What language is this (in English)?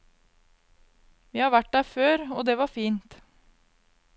Norwegian